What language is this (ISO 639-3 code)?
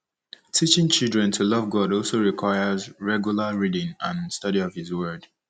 ibo